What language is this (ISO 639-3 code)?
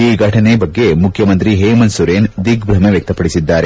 kan